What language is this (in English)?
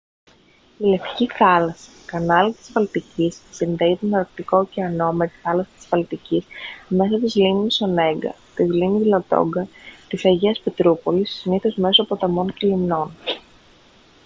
Greek